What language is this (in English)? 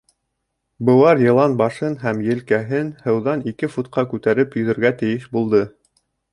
Bashkir